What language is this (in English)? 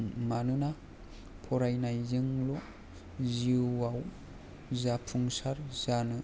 Bodo